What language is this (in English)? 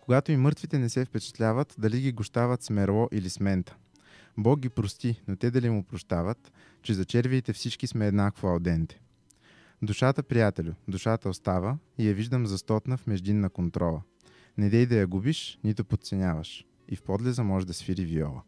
Bulgarian